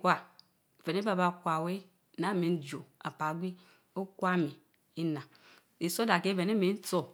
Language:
Mbe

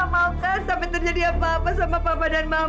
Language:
Indonesian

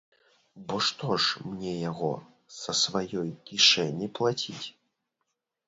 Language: Belarusian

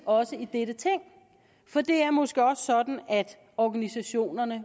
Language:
Danish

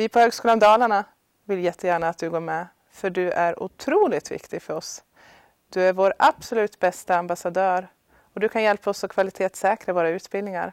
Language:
Swedish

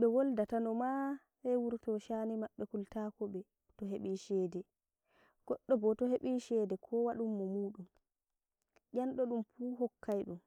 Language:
Nigerian Fulfulde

